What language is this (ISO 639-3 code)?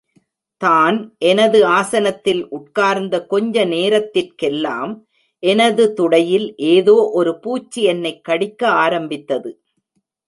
tam